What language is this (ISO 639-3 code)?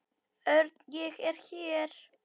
isl